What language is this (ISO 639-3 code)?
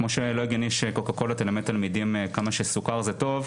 heb